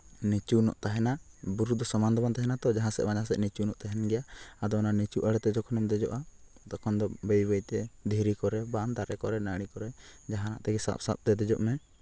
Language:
Santali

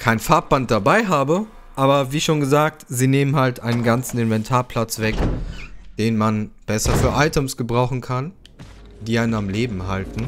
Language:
German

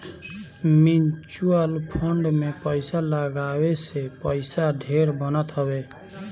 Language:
Bhojpuri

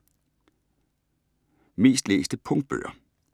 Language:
Danish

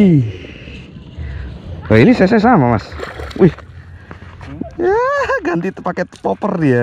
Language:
Indonesian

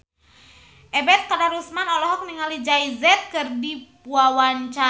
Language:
Sundanese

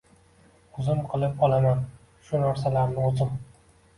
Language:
Uzbek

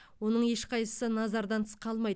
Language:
Kazakh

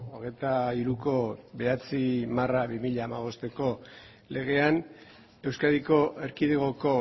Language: Basque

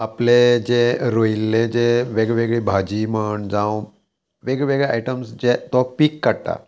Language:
Konkani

